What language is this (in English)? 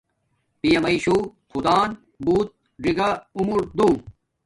Domaaki